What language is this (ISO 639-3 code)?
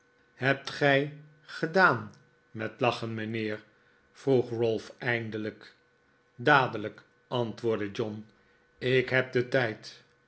nld